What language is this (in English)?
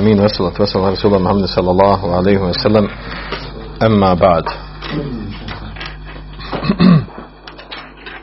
Croatian